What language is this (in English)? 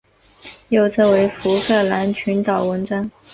Chinese